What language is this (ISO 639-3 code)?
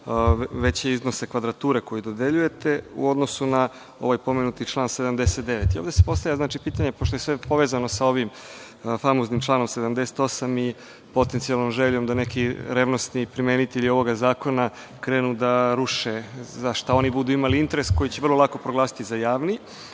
srp